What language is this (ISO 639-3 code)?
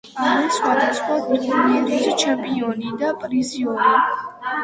kat